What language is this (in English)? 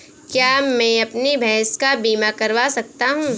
Hindi